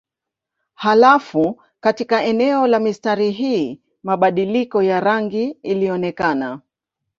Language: Swahili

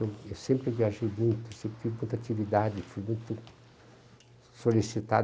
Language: Portuguese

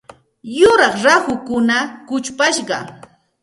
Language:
Santa Ana de Tusi Pasco Quechua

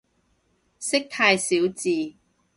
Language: Cantonese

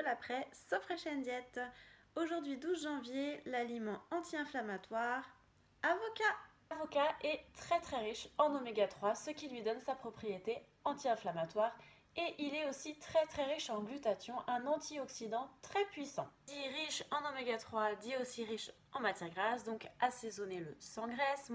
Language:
French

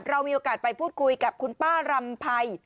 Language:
Thai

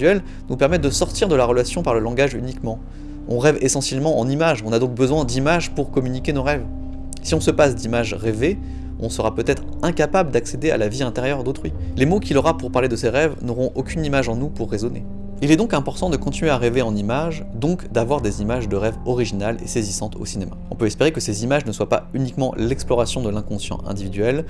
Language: French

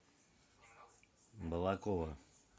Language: Russian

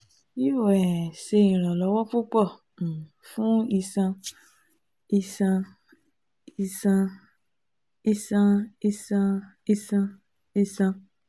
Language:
Yoruba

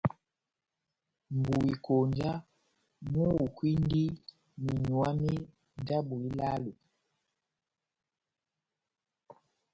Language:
Batanga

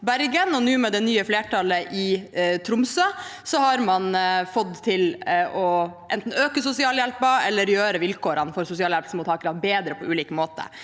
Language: Norwegian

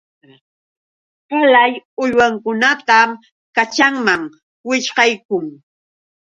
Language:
Yauyos Quechua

